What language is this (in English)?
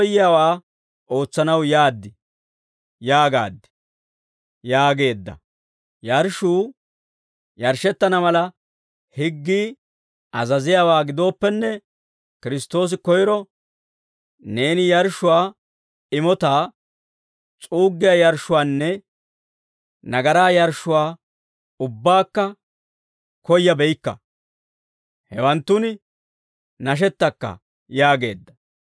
Dawro